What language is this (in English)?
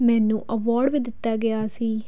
Punjabi